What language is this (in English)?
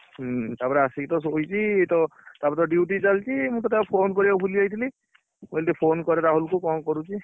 Odia